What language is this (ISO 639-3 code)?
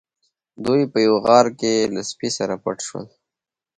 pus